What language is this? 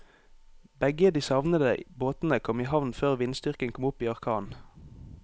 Norwegian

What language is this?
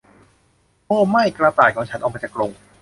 Thai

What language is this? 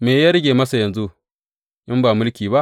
Hausa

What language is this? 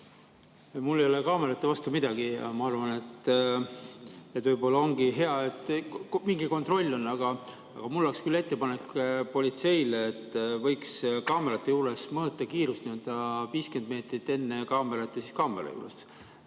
Estonian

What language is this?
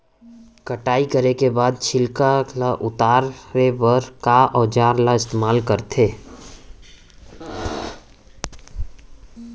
Chhattisgarhi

